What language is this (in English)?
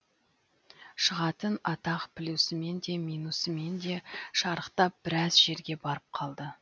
Kazakh